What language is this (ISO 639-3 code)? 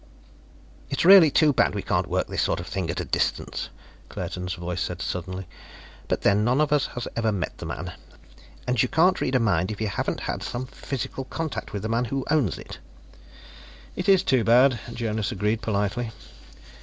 eng